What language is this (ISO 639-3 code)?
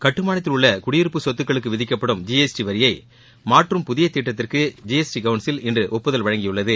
tam